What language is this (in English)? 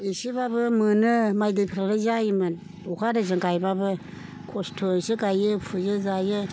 Bodo